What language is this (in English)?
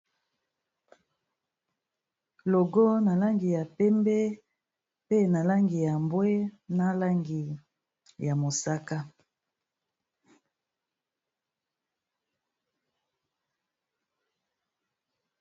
Lingala